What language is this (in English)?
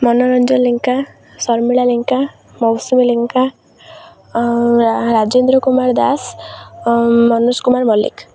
Odia